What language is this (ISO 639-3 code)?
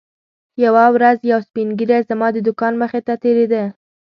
pus